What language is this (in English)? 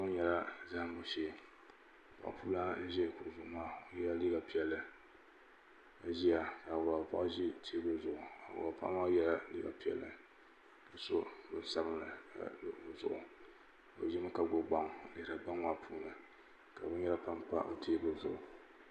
Dagbani